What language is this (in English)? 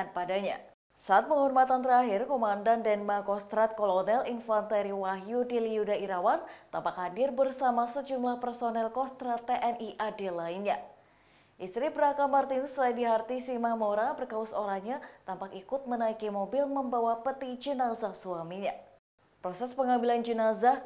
Indonesian